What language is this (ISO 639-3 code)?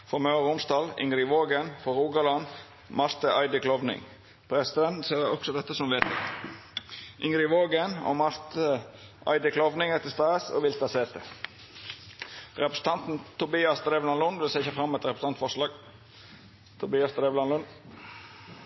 nno